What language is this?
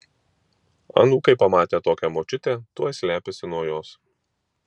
Lithuanian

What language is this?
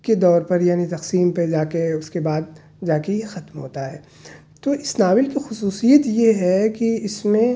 Urdu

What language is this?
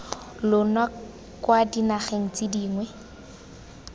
Tswana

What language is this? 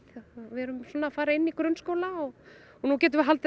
Icelandic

